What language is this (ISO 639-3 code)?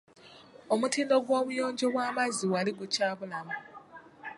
lug